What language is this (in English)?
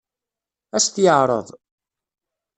Kabyle